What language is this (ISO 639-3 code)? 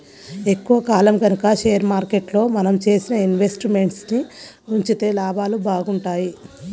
tel